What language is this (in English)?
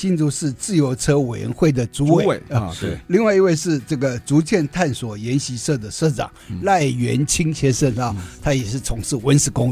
Chinese